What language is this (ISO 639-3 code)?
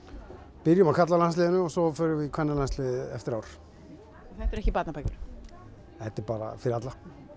isl